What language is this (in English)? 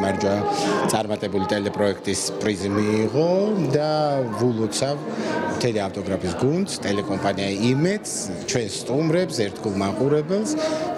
Romanian